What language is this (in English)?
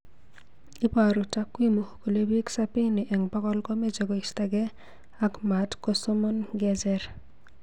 Kalenjin